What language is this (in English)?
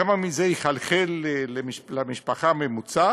Hebrew